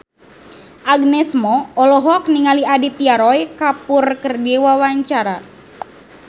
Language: Sundanese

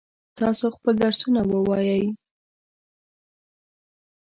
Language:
Pashto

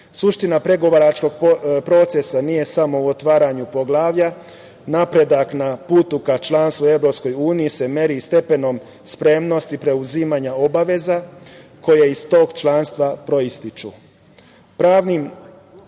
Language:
Serbian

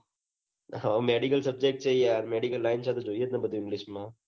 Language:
Gujarati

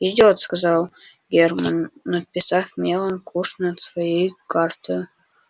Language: Russian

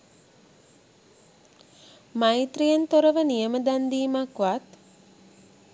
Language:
Sinhala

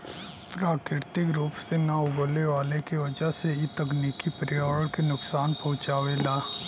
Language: Bhojpuri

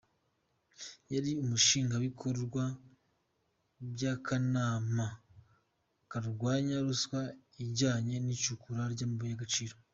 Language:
Kinyarwanda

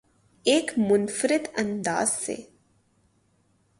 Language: Urdu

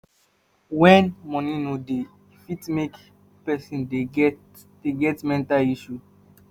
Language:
Nigerian Pidgin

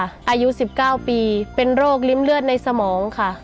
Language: Thai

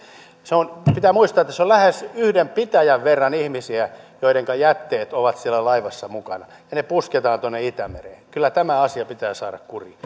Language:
Finnish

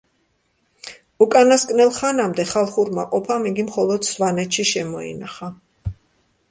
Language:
Georgian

